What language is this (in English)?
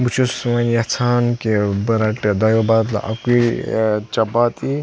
Kashmiri